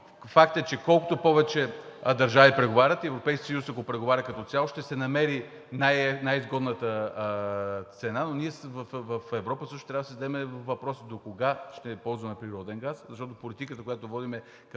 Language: Bulgarian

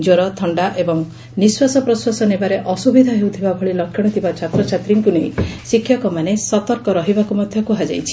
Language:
Odia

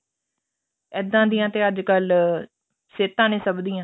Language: Punjabi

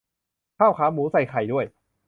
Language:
Thai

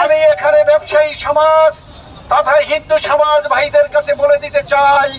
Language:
Bangla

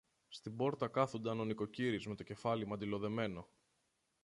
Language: Greek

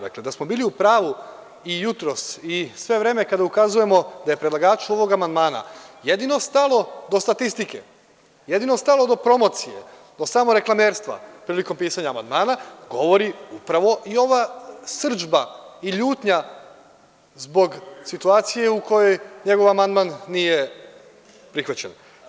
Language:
Serbian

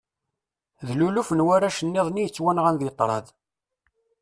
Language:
Kabyle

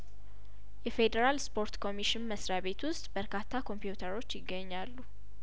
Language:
Amharic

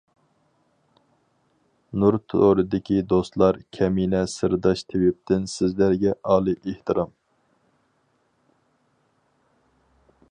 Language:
Uyghur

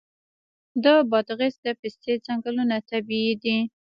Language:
Pashto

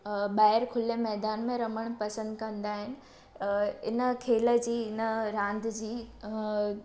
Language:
Sindhi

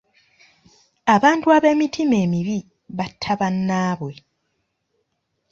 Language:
Ganda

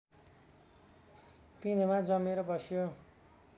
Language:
Nepali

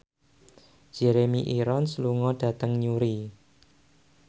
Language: Javanese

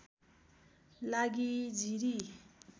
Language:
Nepali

